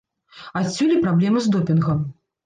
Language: Belarusian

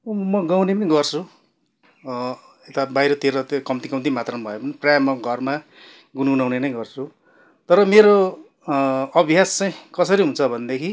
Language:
Nepali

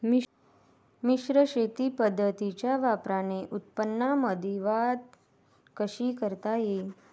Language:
Marathi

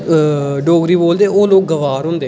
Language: Dogri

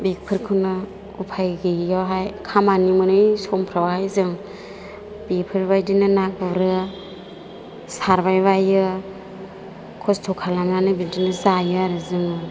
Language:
Bodo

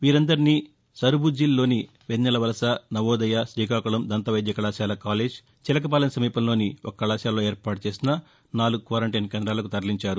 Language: Telugu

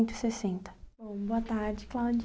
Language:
Portuguese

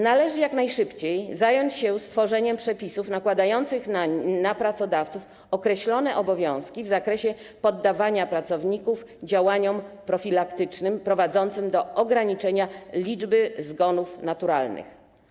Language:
Polish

